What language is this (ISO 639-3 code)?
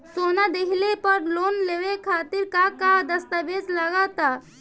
bho